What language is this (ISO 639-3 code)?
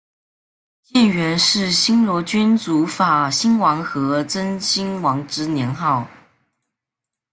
zho